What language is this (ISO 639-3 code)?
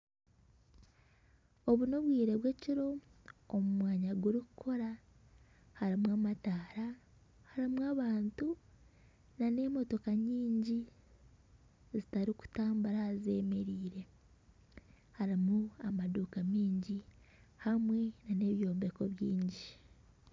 nyn